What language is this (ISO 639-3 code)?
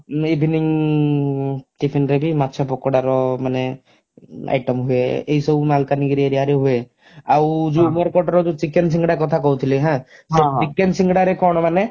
ori